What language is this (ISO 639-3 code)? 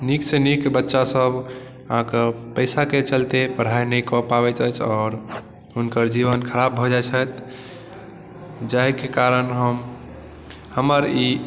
mai